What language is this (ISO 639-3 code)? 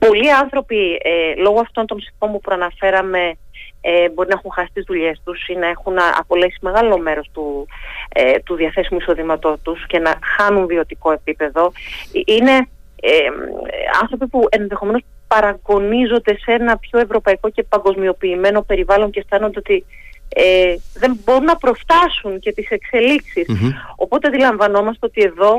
ell